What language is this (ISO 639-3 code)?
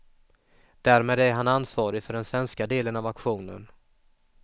swe